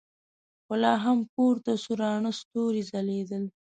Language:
Pashto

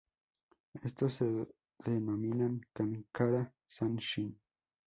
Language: Spanish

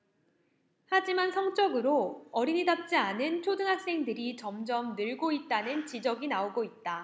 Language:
Korean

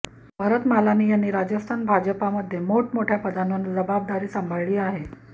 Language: Marathi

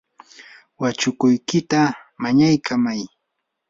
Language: Yanahuanca Pasco Quechua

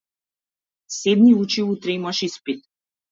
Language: Macedonian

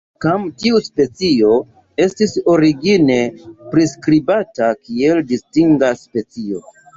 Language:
Esperanto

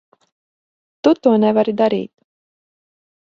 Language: Latvian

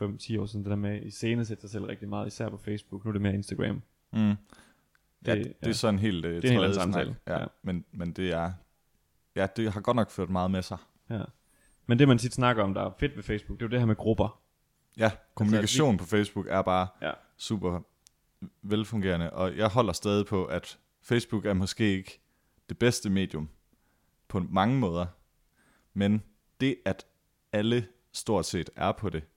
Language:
Danish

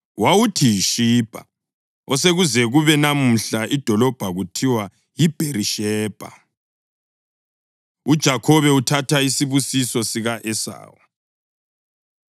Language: North Ndebele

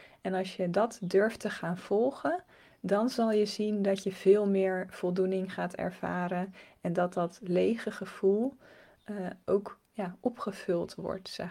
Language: Dutch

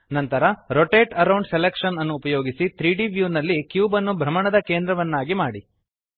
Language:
Kannada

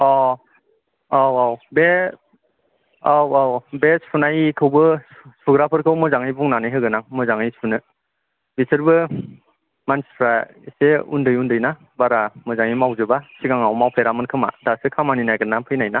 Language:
Bodo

